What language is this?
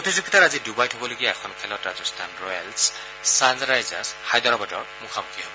Assamese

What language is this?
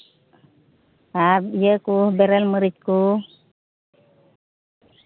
Santali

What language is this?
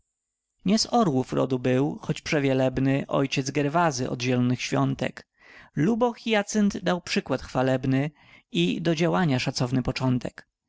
Polish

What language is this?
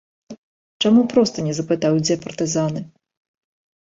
Belarusian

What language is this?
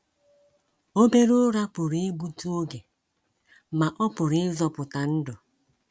Igbo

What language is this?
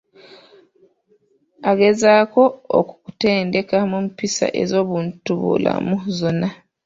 Ganda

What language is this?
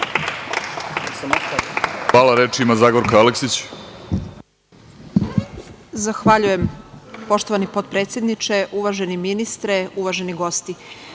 Serbian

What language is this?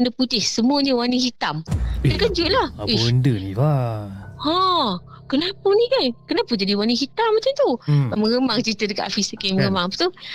Malay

